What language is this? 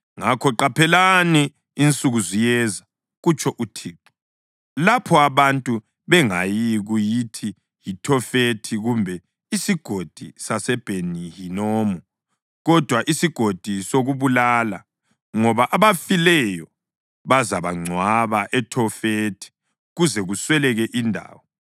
North Ndebele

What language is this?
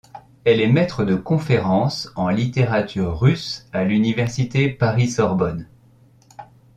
French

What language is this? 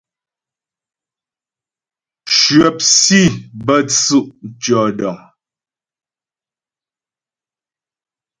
Ghomala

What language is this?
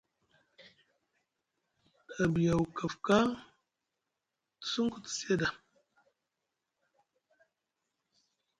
Musgu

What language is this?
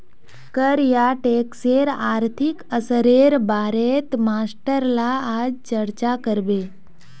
Magahi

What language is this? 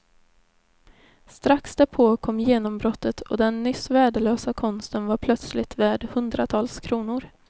Swedish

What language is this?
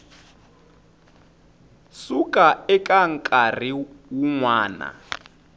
Tsonga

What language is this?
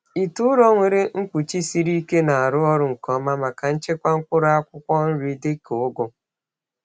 Igbo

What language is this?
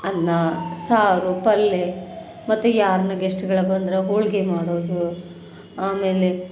Kannada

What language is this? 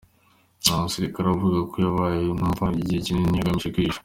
Kinyarwanda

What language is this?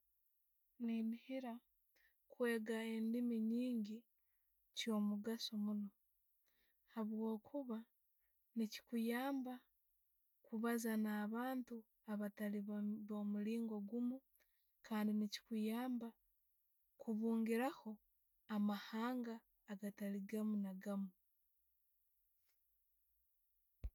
Tooro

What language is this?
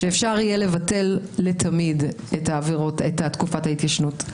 Hebrew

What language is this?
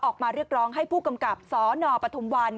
Thai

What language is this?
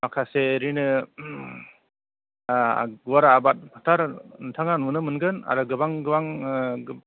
Bodo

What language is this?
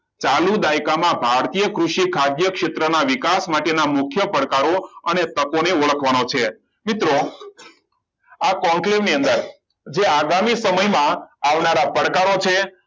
Gujarati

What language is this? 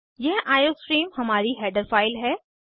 Hindi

